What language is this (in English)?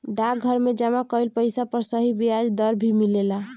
Bhojpuri